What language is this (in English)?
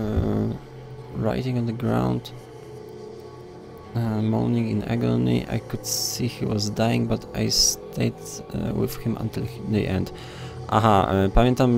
Polish